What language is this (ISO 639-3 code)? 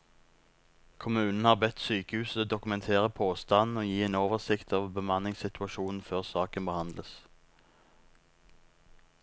nor